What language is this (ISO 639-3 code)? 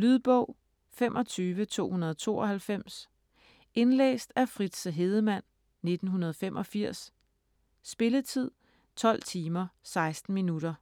dan